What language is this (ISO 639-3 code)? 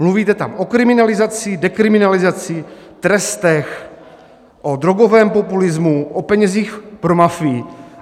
ces